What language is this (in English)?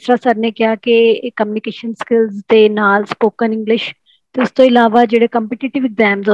Hindi